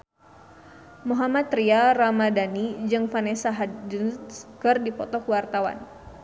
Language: Sundanese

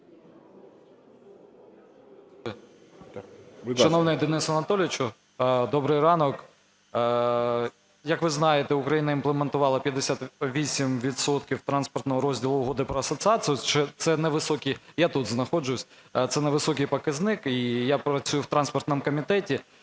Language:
Ukrainian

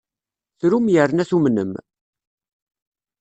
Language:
Kabyle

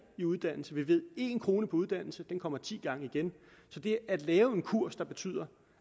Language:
Danish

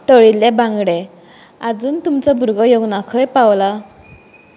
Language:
Konkani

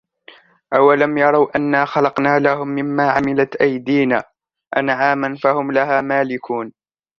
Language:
Arabic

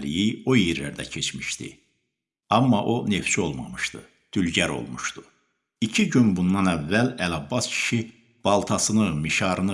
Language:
Turkish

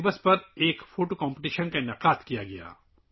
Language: Urdu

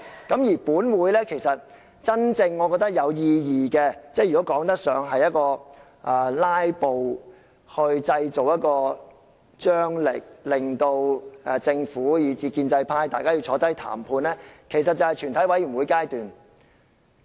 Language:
Cantonese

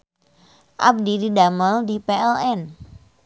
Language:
Sundanese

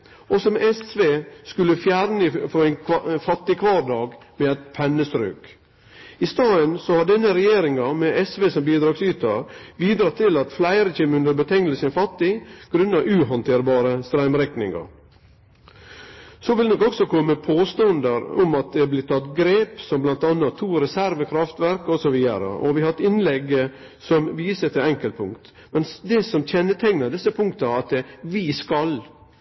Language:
Norwegian Nynorsk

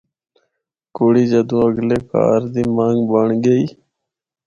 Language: Northern Hindko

